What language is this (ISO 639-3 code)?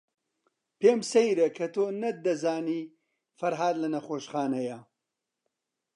ckb